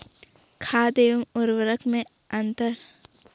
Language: Hindi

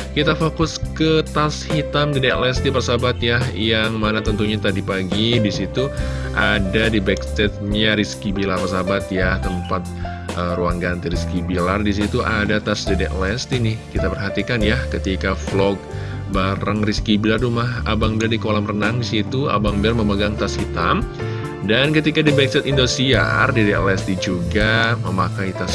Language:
Indonesian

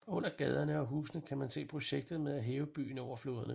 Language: Danish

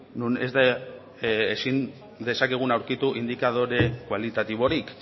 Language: Basque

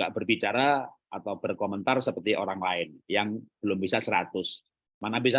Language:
Indonesian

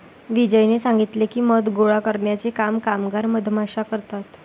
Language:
Marathi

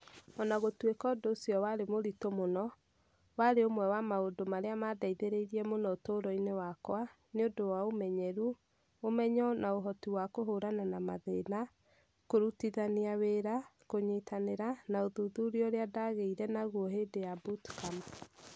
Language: Kikuyu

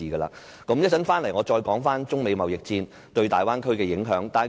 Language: Cantonese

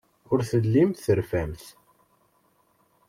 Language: Kabyle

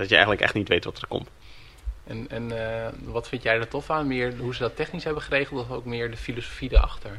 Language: Dutch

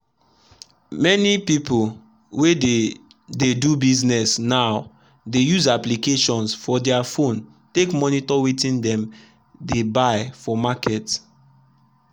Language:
Nigerian Pidgin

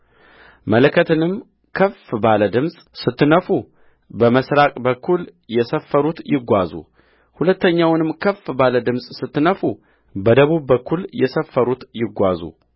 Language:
Amharic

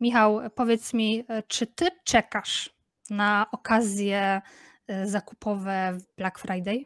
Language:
Polish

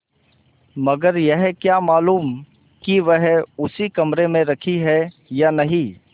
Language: Hindi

